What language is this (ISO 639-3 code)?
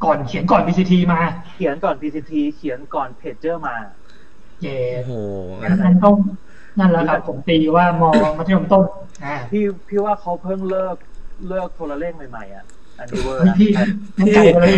tha